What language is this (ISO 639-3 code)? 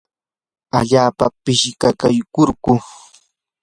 qur